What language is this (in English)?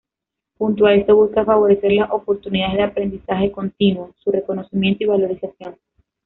Spanish